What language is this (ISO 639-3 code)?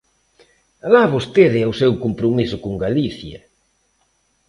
glg